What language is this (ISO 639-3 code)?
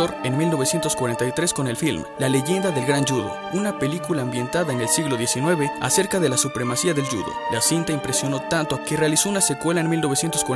spa